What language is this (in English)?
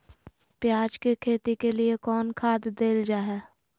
Magahi